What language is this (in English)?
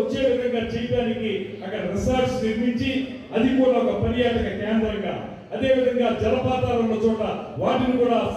Telugu